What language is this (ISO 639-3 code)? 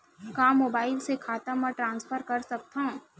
hne